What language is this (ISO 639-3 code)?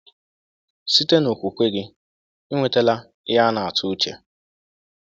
ibo